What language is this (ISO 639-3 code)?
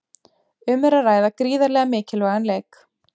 isl